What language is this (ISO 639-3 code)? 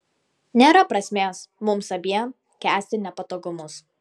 lit